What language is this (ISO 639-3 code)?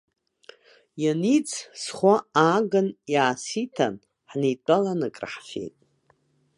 abk